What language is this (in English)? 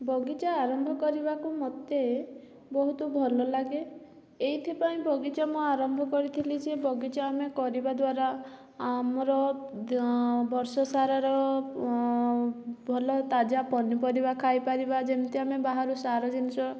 Odia